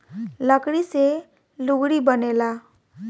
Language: Bhojpuri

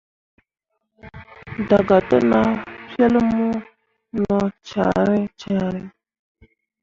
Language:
Mundang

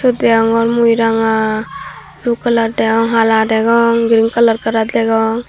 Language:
Chakma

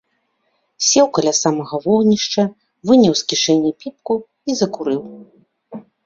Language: Belarusian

